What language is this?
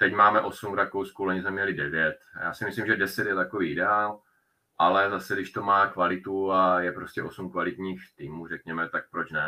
Czech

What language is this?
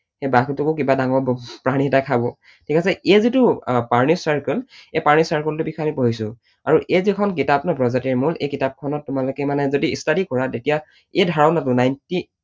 Assamese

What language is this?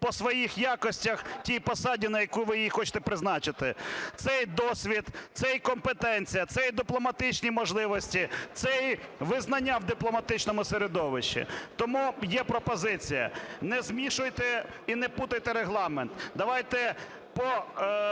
Ukrainian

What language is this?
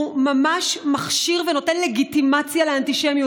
Hebrew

